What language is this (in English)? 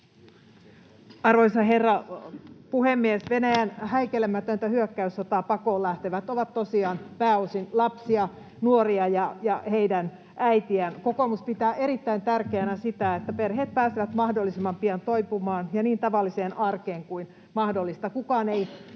Finnish